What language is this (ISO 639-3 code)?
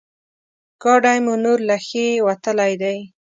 pus